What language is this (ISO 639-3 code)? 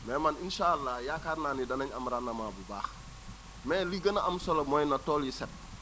wol